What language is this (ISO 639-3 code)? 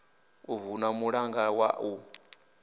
ven